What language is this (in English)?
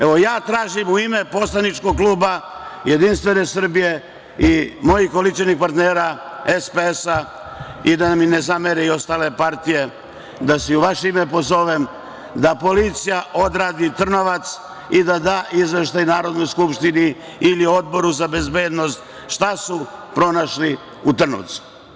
Serbian